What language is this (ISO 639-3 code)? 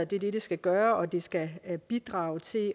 dan